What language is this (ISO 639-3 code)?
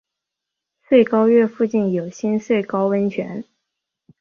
zho